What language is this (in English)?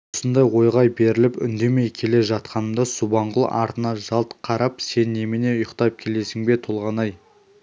Kazakh